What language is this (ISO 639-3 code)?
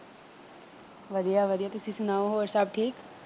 pan